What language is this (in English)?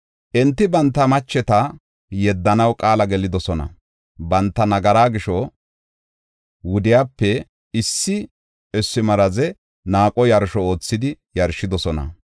Gofa